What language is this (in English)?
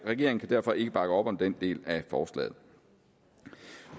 Danish